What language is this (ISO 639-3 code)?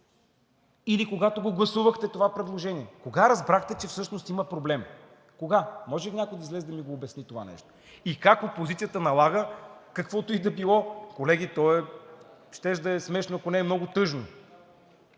bul